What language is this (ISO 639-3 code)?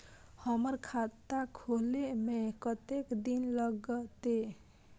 mai